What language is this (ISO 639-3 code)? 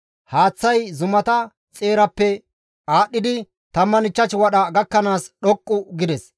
gmv